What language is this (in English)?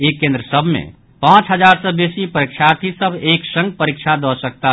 Maithili